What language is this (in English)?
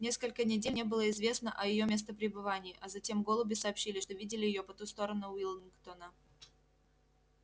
Russian